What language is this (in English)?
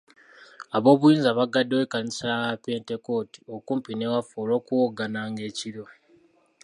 Ganda